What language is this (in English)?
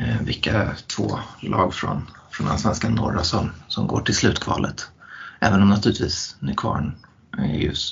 Swedish